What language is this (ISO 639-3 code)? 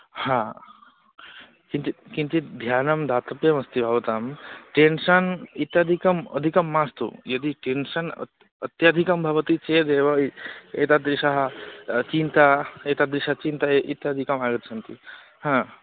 san